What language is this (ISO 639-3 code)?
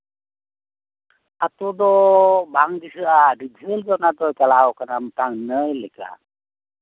sat